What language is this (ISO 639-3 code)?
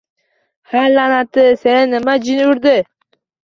uzb